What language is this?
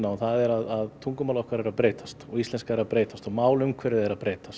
Icelandic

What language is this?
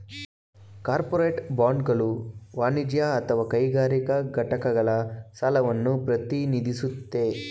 Kannada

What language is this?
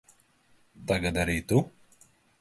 Latvian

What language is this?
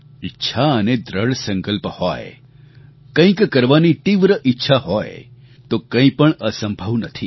Gujarati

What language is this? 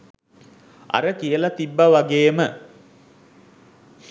Sinhala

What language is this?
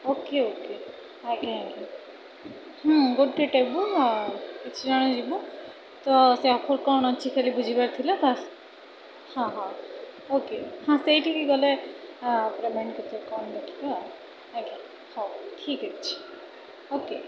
Odia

